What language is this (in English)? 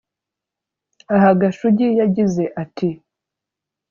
Kinyarwanda